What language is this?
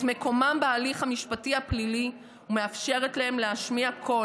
Hebrew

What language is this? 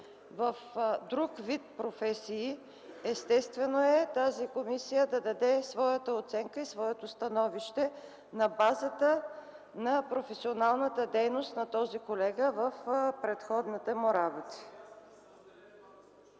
Bulgarian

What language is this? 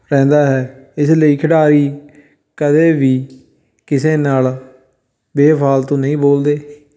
Punjabi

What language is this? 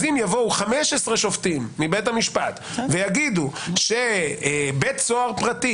Hebrew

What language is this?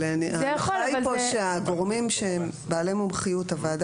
Hebrew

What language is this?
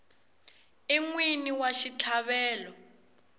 Tsonga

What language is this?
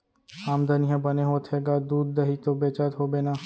Chhattisgarhi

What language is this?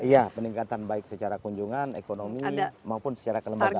Indonesian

